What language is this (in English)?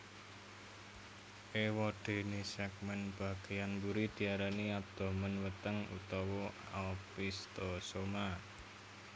Javanese